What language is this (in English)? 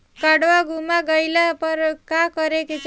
Bhojpuri